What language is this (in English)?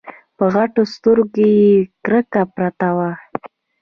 Pashto